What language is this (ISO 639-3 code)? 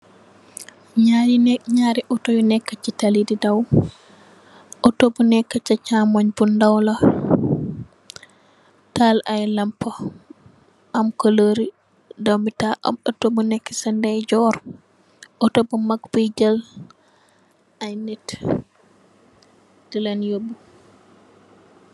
wol